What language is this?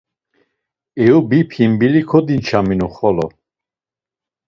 Laz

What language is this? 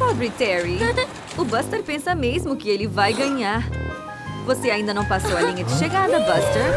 Portuguese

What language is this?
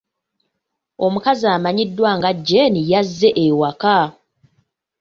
Ganda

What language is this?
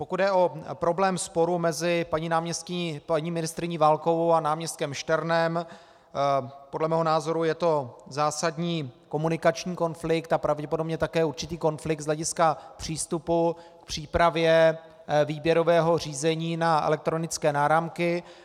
Czech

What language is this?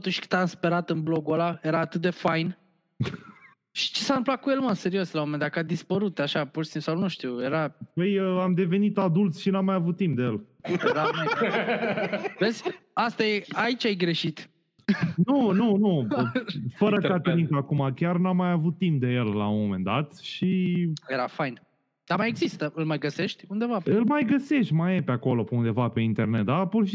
Romanian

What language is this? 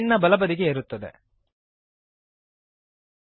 Kannada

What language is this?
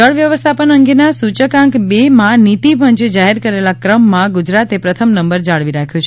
Gujarati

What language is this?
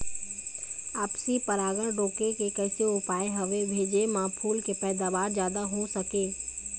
Chhattisgarhi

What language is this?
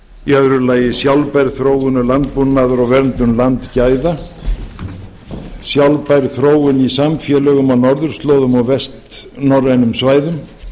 Icelandic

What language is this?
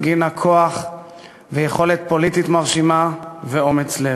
Hebrew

